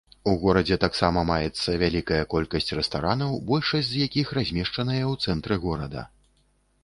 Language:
Belarusian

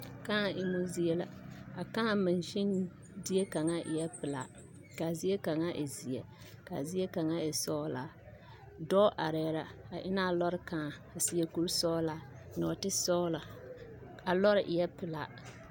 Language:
Southern Dagaare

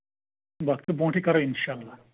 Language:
Kashmiri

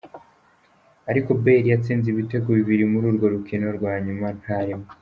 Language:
Kinyarwanda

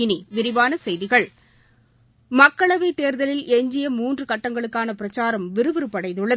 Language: Tamil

